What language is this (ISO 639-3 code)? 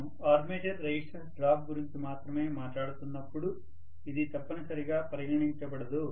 tel